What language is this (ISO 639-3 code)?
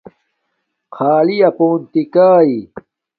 dmk